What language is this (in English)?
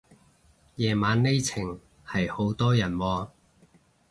Cantonese